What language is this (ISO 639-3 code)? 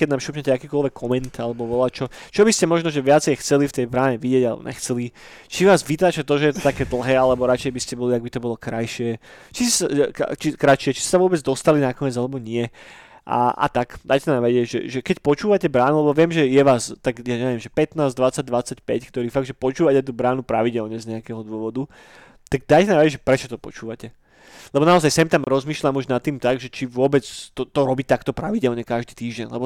slk